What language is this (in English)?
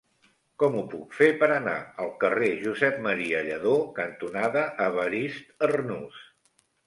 Catalan